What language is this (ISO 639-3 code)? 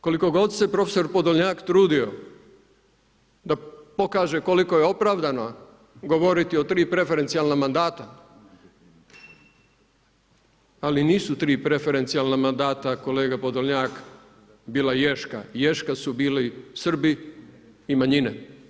hrv